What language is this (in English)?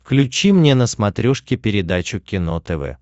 Russian